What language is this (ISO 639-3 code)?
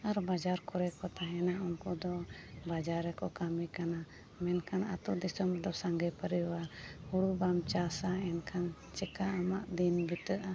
sat